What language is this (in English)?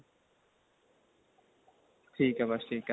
Punjabi